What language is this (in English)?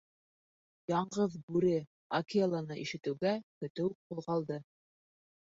Bashkir